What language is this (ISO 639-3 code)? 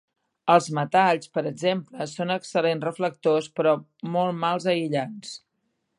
cat